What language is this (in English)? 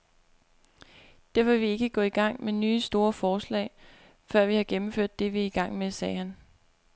Danish